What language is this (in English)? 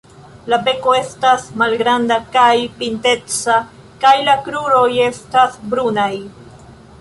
Esperanto